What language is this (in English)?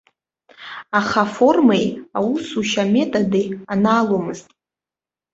Abkhazian